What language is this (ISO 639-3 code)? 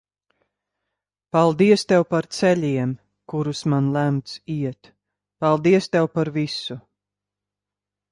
lav